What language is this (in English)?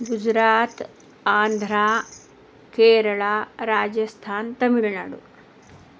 Sanskrit